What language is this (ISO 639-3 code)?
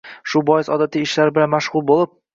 uzb